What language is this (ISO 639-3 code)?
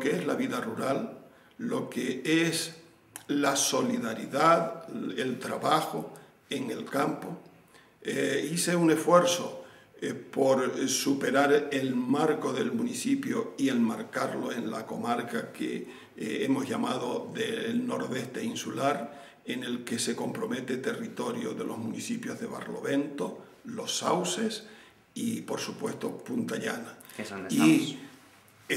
spa